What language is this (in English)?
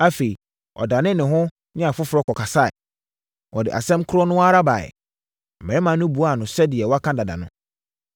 Akan